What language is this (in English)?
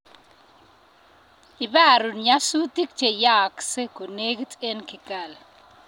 Kalenjin